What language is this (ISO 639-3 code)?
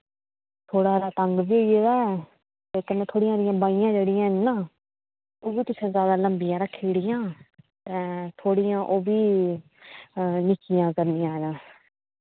doi